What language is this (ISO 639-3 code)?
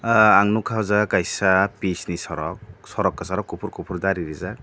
trp